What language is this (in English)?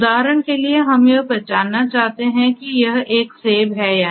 Hindi